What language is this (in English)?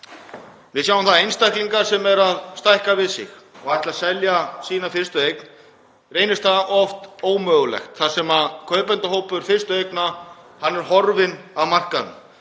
Icelandic